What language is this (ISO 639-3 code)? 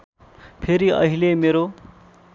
nep